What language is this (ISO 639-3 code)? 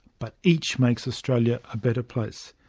eng